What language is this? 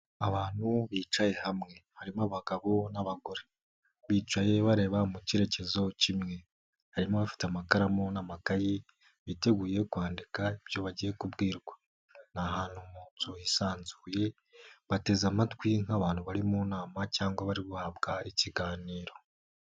Kinyarwanda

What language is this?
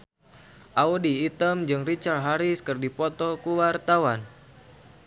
Sundanese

